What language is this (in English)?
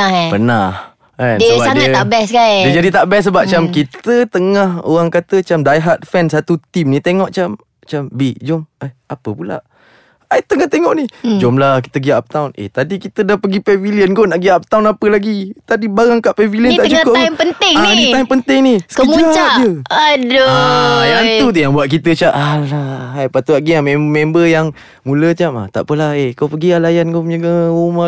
Malay